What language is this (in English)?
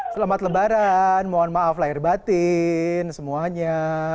Indonesian